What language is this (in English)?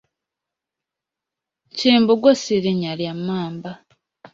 Ganda